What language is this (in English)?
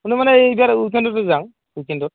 Assamese